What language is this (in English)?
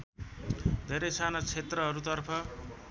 Nepali